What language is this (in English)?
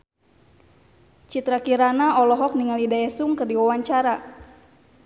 Sundanese